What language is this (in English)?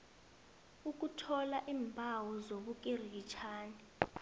South Ndebele